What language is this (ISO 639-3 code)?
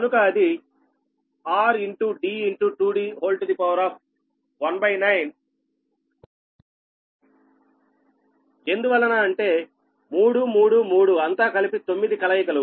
tel